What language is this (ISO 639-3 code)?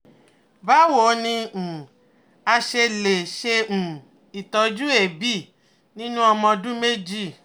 yor